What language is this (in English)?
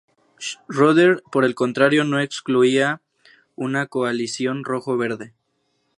Spanish